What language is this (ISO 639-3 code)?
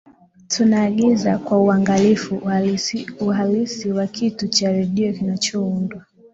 swa